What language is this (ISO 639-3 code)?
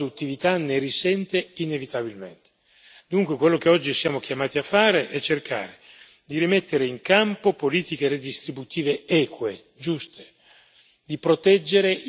ita